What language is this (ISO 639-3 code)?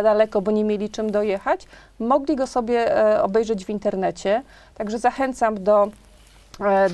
pol